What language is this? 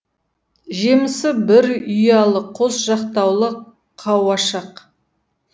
Kazakh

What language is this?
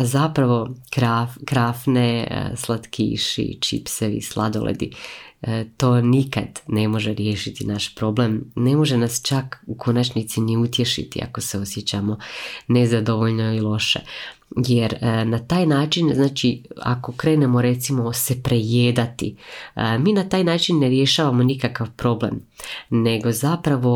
Croatian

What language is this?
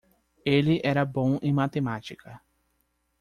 Portuguese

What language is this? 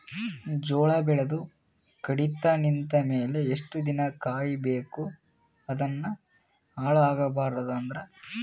Kannada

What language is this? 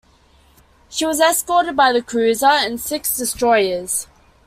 English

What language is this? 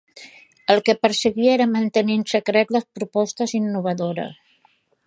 Catalan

